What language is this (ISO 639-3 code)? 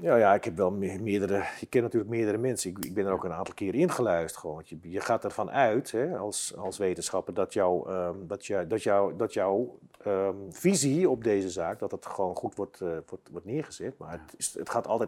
nld